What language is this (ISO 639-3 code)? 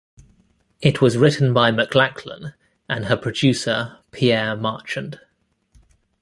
eng